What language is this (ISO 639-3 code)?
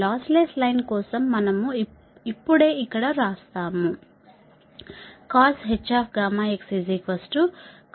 tel